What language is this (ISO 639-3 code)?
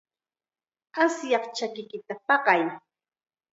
qxa